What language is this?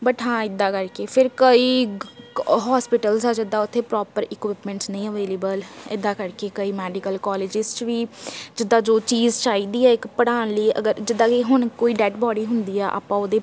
Punjabi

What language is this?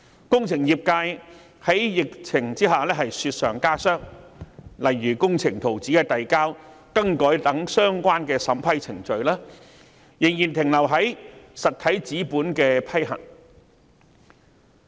Cantonese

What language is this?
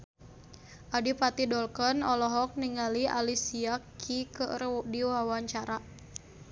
Sundanese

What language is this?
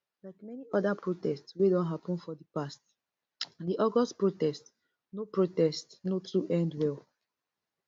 Nigerian Pidgin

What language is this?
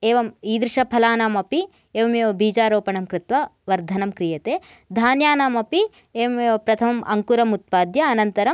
Sanskrit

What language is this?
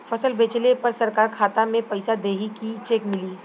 Bhojpuri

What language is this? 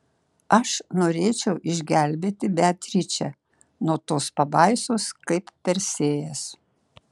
Lithuanian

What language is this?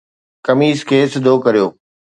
Sindhi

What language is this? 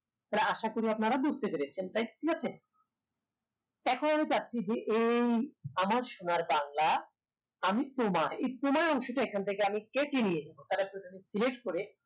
Bangla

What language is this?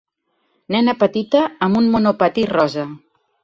Catalan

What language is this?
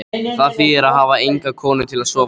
Icelandic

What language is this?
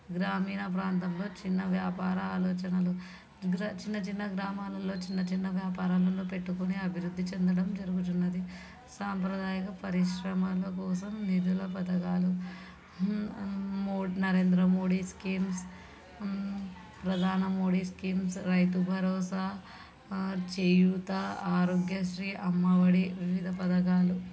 Telugu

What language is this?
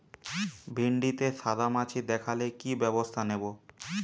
Bangla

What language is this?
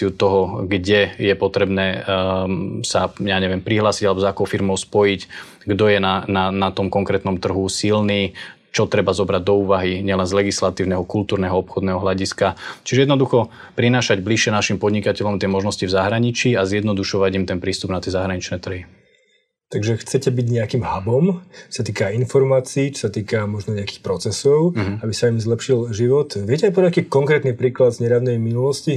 Slovak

